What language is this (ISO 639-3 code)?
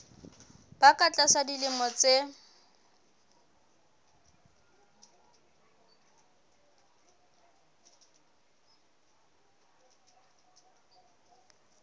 sot